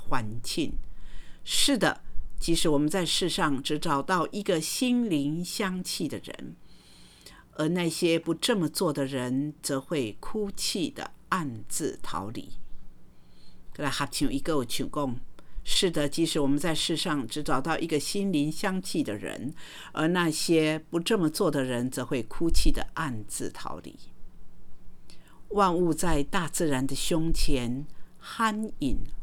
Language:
Chinese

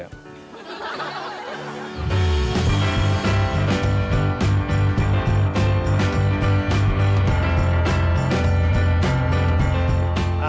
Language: Thai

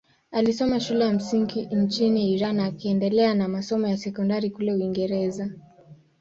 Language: Swahili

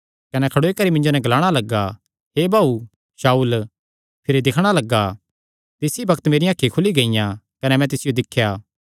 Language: Kangri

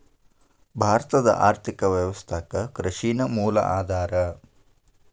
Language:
Kannada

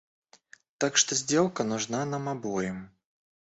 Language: Russian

